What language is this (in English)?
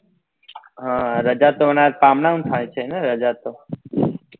Gujarati